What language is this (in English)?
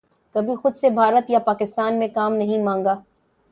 Urdu